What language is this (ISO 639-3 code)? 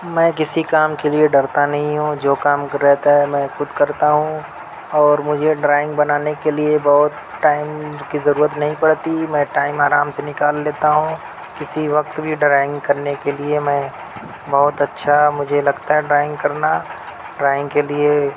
urd